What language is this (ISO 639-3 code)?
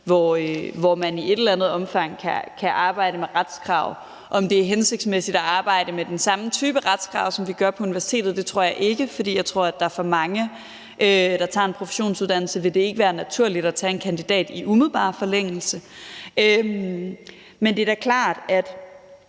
dan